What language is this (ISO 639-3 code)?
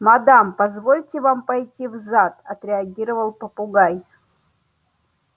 rus